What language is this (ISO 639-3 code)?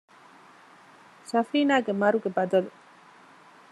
div